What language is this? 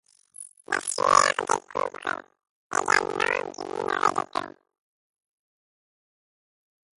French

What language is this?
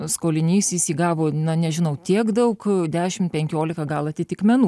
Lithuanian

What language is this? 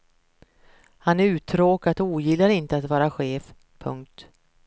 Swedish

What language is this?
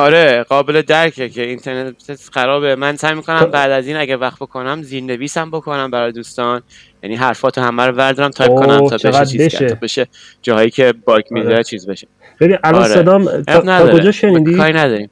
Persian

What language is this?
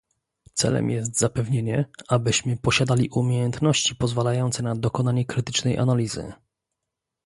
Polish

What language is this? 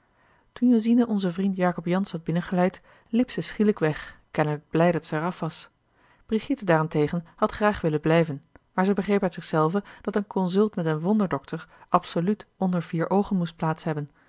Dutch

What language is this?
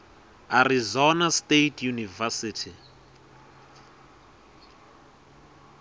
Swati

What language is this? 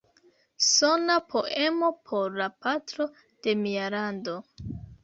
Esperanto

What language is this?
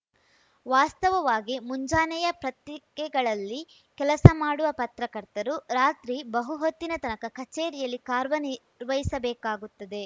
Kannada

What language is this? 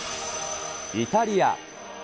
Japanese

